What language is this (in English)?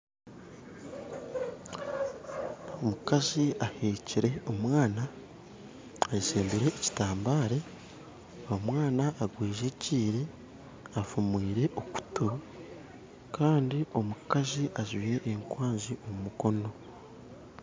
Nyankole